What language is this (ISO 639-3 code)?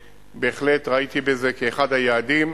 heb